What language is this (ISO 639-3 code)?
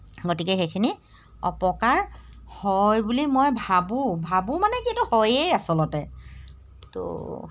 asm